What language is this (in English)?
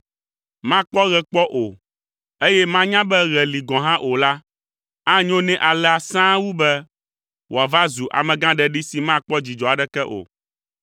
Ewe